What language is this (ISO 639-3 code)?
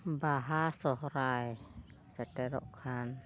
sat